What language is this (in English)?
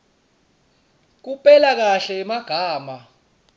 Swati